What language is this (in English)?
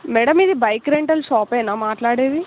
Telugu